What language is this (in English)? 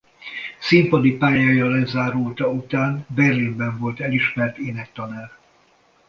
Hungarian